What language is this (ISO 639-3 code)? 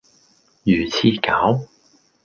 yue